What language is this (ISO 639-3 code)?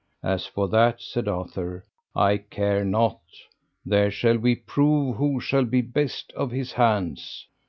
eng